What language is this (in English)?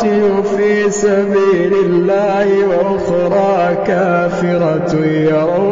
Arabic